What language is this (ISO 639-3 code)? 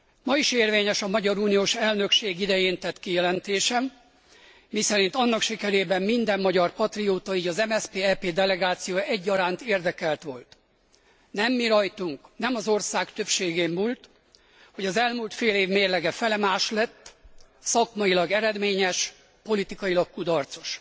hun